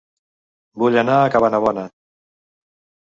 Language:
Catalan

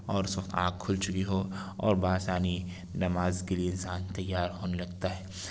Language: Urdu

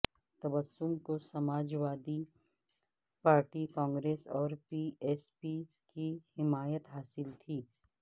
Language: Urdu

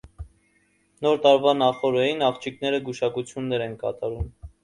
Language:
Armenian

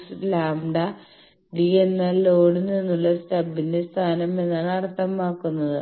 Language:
Malayalam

